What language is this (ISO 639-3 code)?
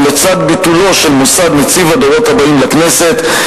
heb